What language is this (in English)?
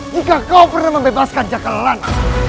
Indonesian